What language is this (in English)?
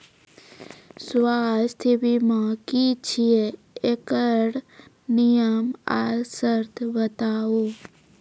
Maithili